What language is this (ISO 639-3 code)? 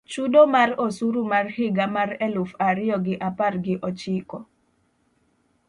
luo